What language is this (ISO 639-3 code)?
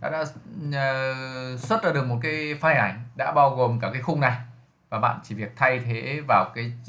vie